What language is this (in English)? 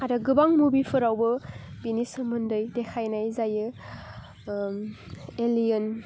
Bodo